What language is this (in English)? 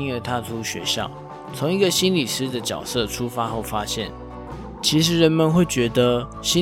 Chinese